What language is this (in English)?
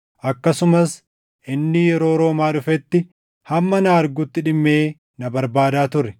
Oromo